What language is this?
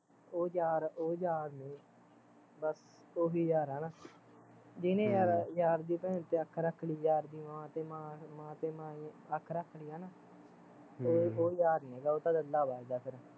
Punjabi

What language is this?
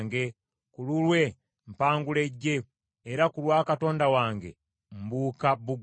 Ganda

